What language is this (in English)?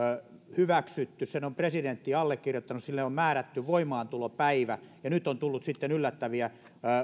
Finnish